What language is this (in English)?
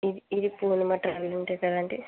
Telugu